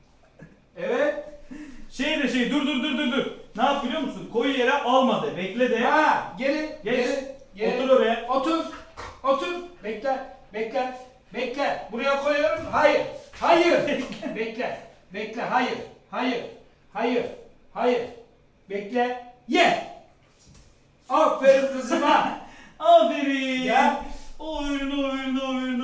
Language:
Turkish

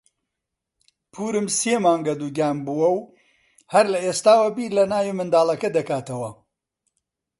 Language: Central Kurdish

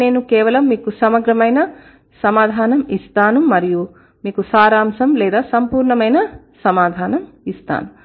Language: Telugu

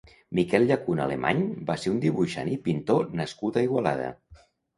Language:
Catalan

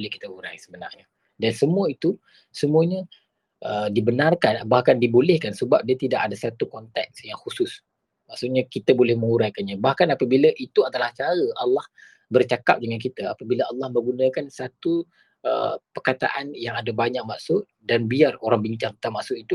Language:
Malay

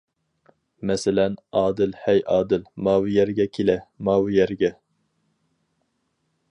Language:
Uyghur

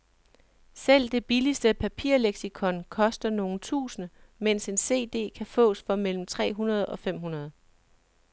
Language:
Danish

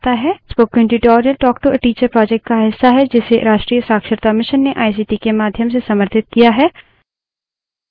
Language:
Hindi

